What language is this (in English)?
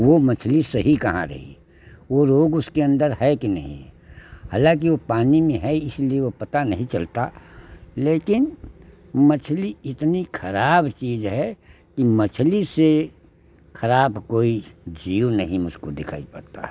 Hindi